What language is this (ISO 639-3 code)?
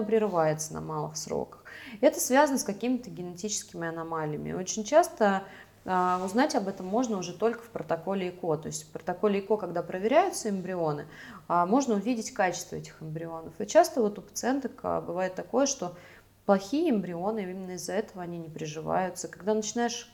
rus